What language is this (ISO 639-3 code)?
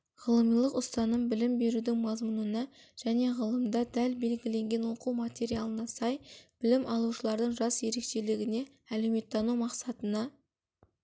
kaz